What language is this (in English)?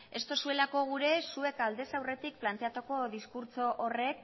Basque